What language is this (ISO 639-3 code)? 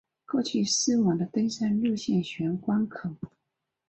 zho